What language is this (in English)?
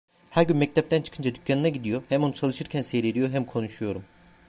Turkish